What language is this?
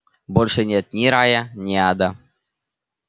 Russian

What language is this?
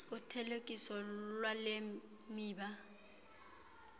Xhosa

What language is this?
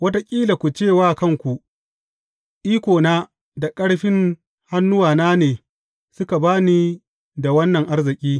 Hausa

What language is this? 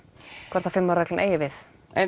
Icelandic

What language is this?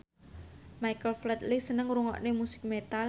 Javanese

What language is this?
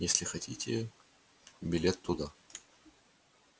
Russian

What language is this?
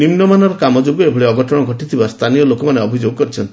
Odia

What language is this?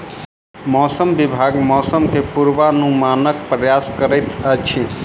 Maithili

